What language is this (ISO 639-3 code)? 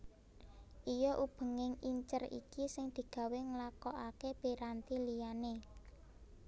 jav